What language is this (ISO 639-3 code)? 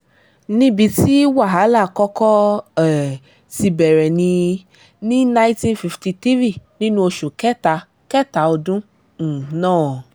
yor